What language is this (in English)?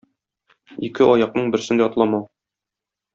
Tatar